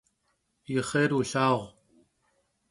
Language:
Kabardian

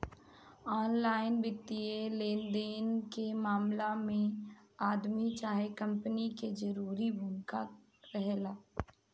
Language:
Bhojpuri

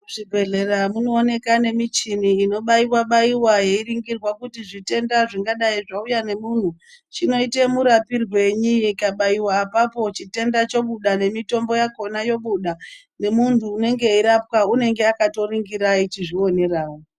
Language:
Ndau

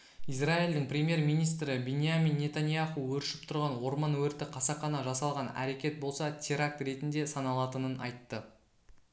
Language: Kazakh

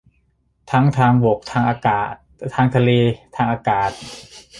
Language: Thai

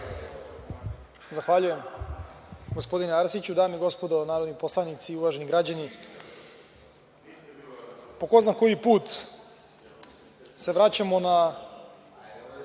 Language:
Serbian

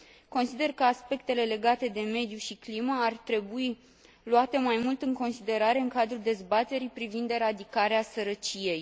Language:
Romanian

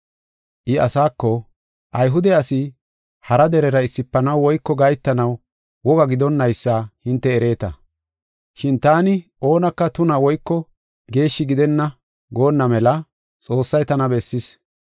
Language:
Gofa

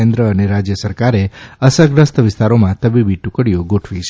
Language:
Gujarati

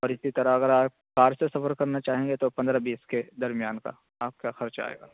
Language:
Urdu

